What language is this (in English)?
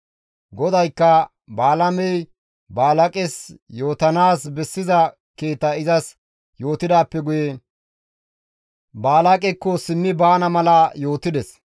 Gamo